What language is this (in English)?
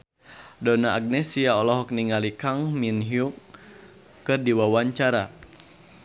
Sundanese